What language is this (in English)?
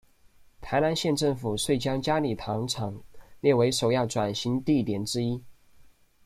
Chinese